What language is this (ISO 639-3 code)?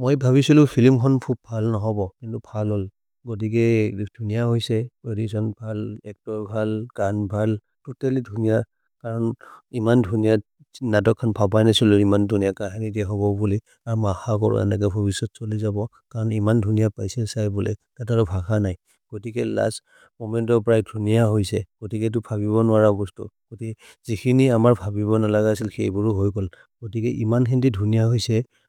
mrr